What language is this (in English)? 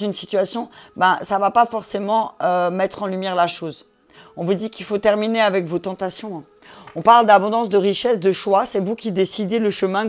French